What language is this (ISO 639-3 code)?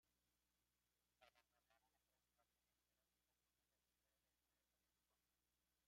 spa